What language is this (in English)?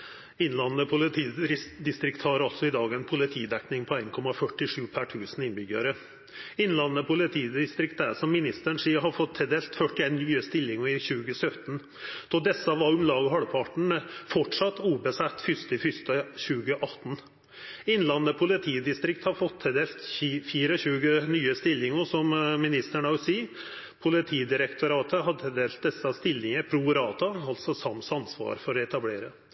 Norwegian Nynorsk